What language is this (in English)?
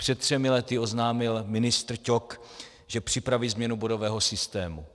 Czech